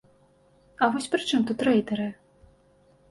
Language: Belarusian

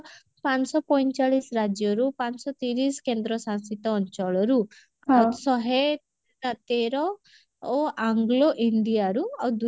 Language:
Odia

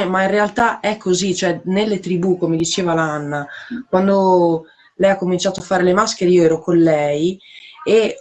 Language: Italian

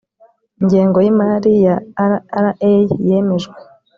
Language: Kinyarwanda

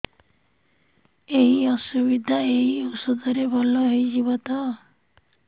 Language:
Odia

